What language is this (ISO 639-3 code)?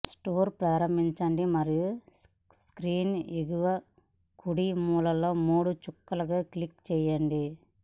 tel